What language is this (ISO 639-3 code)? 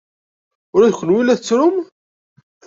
kab